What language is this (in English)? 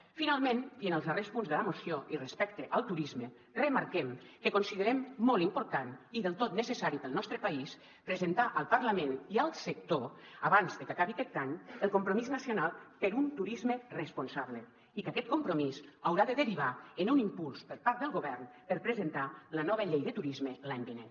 Catalan